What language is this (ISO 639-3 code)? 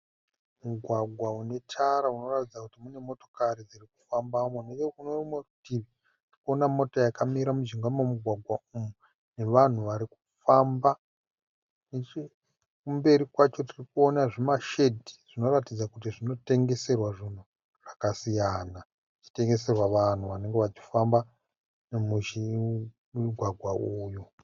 sna